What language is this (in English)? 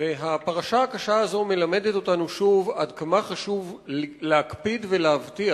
Hebrew